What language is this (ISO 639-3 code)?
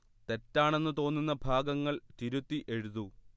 mal